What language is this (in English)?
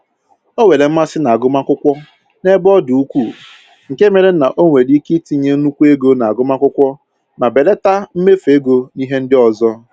Igbo